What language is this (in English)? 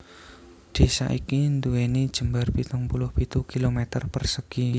Javanese